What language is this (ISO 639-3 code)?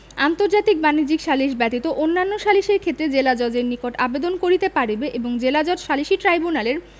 ben